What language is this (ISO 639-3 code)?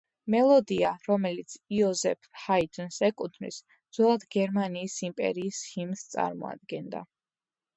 kat